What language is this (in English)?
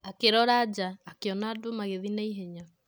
Kikuyu